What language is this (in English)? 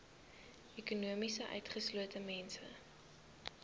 Afrikaans